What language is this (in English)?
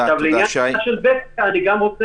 Hebrew